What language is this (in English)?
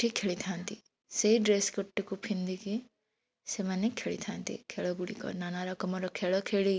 Odia